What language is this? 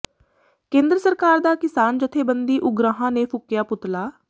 Punjabi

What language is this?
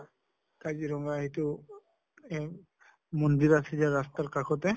Assamese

